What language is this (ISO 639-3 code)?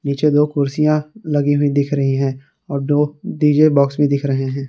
hin